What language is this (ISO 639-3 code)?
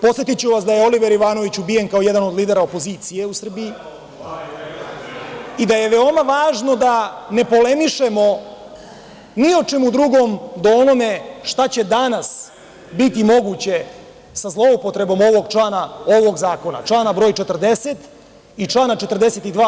srp